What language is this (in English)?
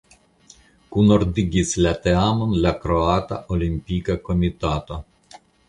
Esperanto